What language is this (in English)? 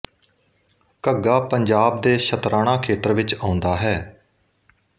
Punjabi